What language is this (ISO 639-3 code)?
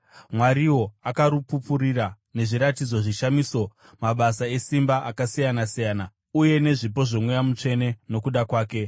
sna